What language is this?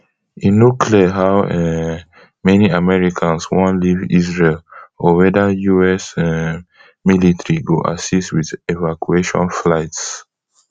Nigerian Pidgin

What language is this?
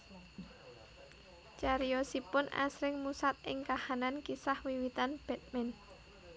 Javanese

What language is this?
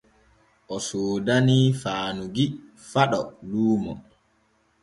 Borgu Fulfulde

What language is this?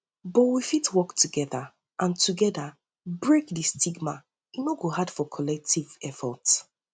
Nigerian Pidgin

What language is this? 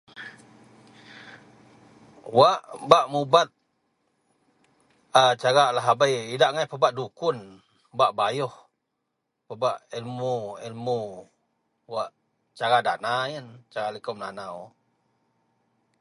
Central Melanau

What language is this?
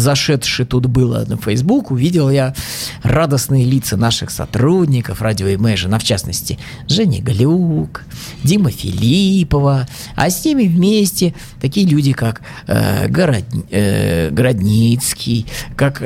Russian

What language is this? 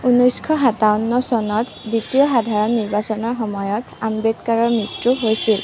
Assamese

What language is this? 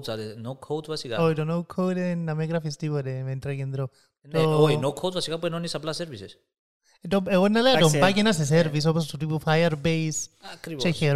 Greek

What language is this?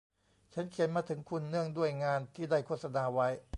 Thai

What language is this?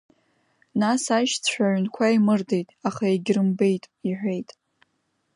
Abkhazian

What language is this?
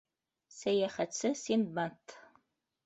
Bashkir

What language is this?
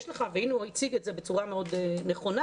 Hebrew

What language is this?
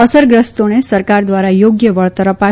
Gujarati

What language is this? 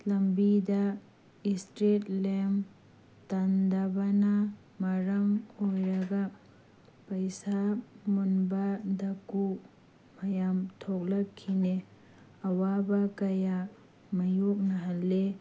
Manipuri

